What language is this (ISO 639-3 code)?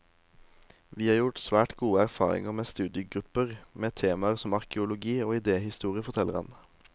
nor